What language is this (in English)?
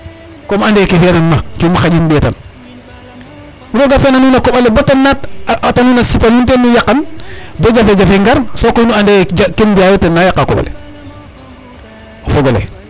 Serer